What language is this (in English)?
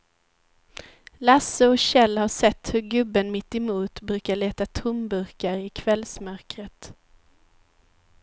Swedish